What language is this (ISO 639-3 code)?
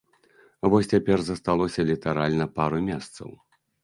bel